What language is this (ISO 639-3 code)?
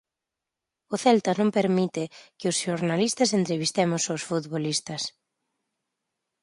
glg